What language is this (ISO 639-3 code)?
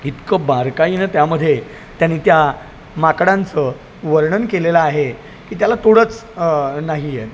mar